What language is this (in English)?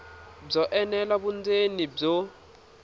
Tsonga